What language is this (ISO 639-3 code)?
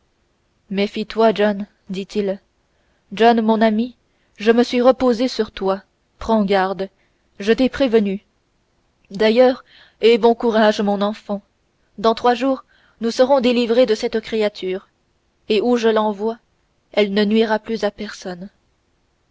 fra